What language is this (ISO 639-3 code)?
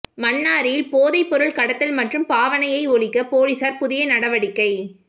tam